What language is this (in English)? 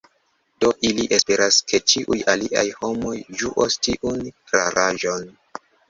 Esperanto